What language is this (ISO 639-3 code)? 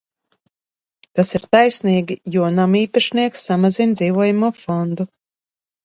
lav